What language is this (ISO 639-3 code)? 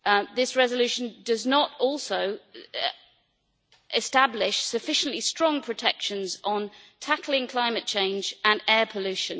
eng